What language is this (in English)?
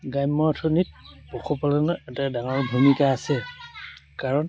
Assamese